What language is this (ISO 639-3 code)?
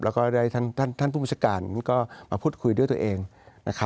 tha